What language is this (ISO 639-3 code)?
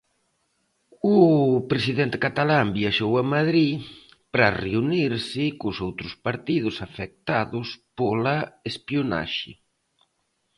glg